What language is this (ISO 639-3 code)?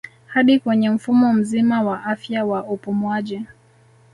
swa